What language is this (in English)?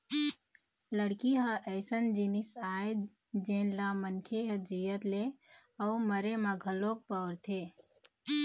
Chhattisgarhi